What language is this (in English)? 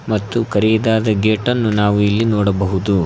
Kannada